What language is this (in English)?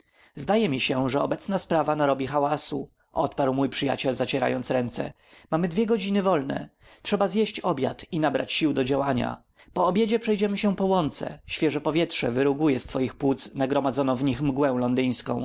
Polish